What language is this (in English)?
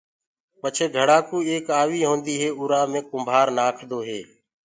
Gurgula